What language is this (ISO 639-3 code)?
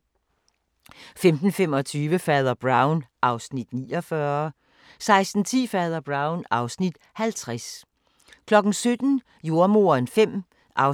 dan